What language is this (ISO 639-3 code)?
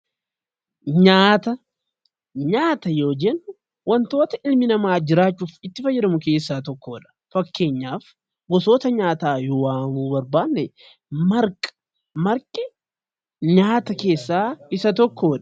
orm